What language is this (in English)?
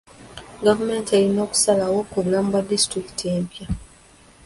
Ganda